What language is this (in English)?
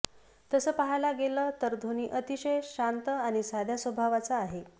Marathi